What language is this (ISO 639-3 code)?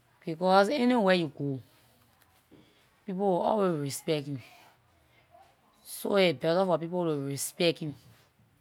lir